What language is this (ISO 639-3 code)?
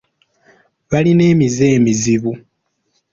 lug